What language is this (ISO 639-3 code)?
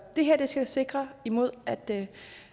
dan